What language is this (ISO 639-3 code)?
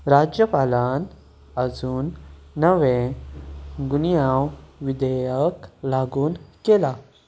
kok